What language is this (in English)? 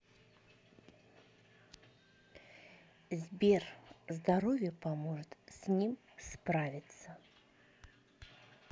Russian